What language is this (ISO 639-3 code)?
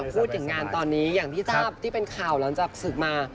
tha